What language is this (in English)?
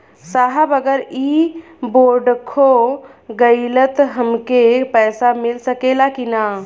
Bhojpuri